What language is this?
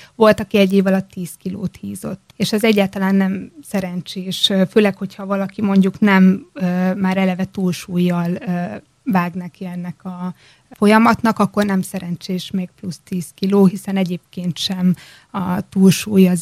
Hungarian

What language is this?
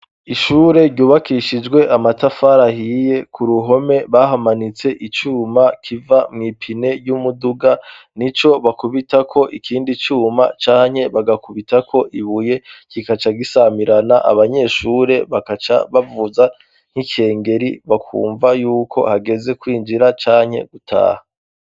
Rundi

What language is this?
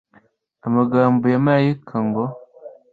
Kinyarwanda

